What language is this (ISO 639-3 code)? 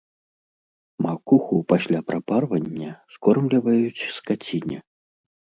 bel